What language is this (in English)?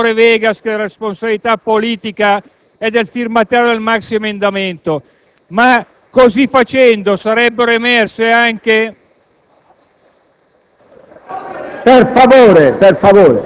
Italian